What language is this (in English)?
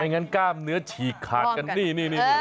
Thai